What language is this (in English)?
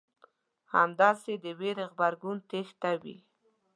Pashto